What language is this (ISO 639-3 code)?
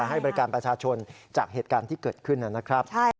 tha